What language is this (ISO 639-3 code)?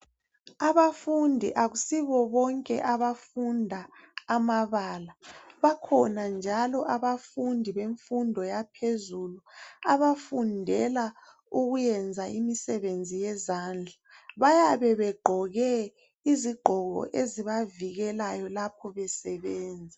nde